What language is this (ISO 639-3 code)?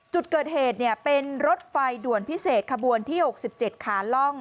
tha